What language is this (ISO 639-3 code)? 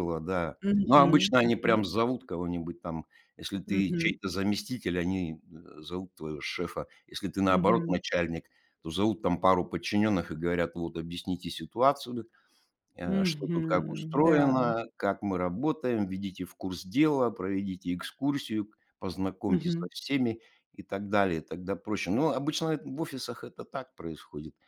rus